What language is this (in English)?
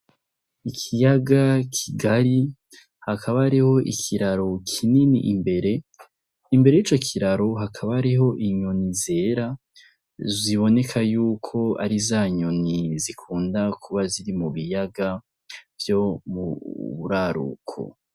Rundi